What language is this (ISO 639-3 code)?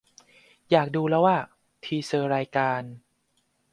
tha